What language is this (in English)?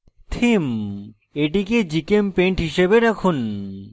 Bangla